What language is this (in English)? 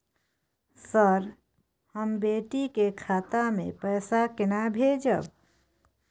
Maithili